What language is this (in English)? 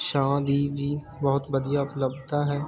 Punjabi